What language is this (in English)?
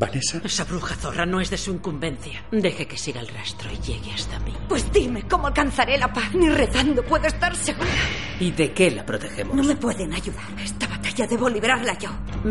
Spanish